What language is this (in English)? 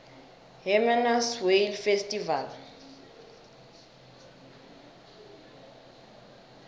South Ndebele